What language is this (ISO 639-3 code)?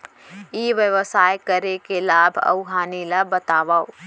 hne